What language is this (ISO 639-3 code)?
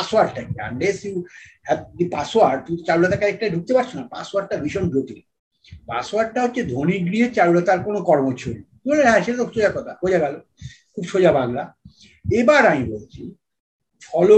ben